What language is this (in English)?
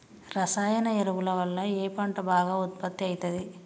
Telugu